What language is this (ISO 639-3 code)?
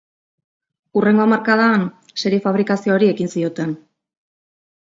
eus